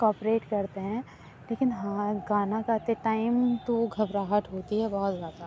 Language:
Urdu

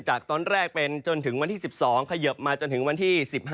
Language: Thai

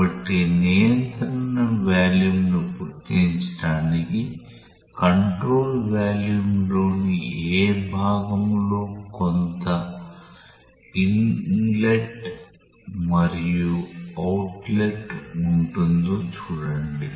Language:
Telugu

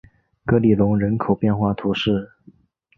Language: Chinese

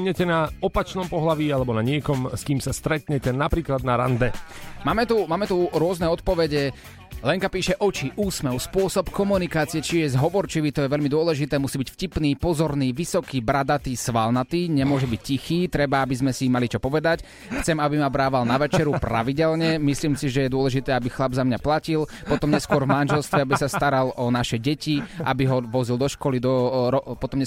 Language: Slovak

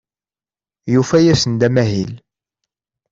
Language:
Kabyle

